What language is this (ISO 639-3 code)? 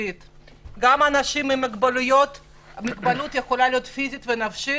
heb